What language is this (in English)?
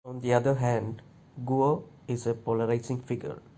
English